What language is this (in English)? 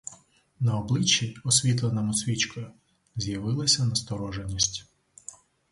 Ukrainian